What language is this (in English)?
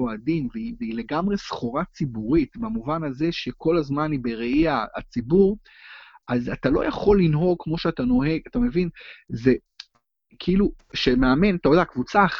Hebrew